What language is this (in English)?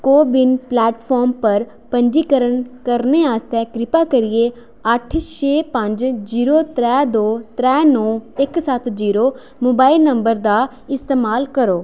Dogri